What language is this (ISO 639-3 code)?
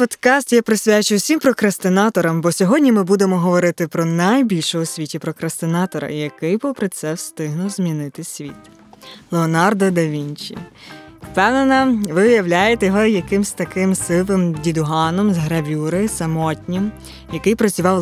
ukr